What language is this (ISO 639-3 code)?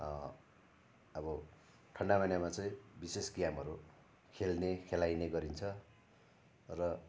nep